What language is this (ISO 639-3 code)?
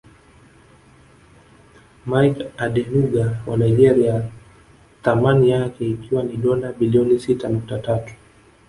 swa